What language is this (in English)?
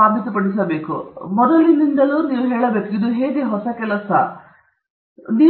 Kannada